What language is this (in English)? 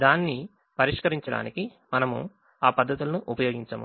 Telugu